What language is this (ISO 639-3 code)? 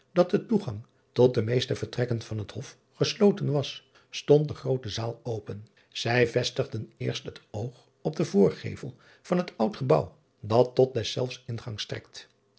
nld